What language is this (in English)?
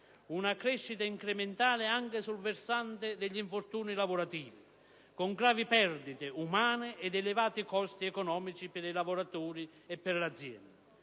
Italian